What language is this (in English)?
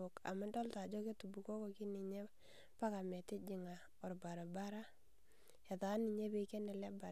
Masai